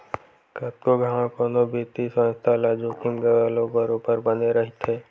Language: Chhattisgarhi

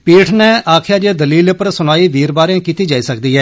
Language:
Dogri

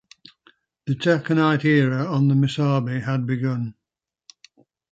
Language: English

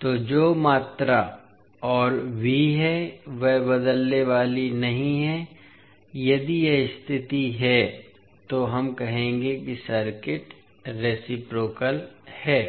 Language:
Hindi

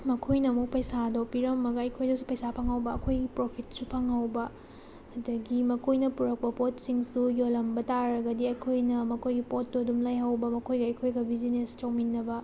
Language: Manipuri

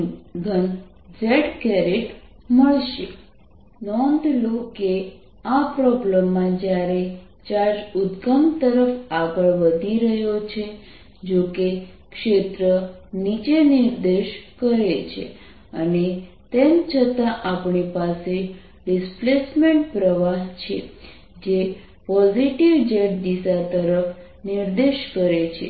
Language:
Gujarati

